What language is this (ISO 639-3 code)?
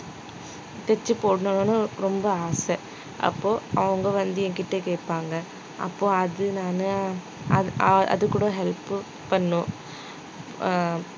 tam